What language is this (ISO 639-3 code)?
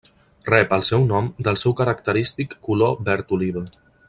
cat